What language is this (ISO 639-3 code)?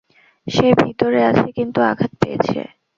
ben